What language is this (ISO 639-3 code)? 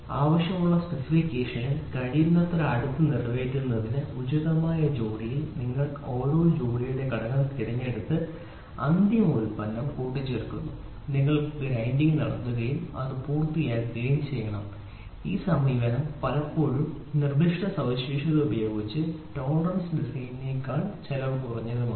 mal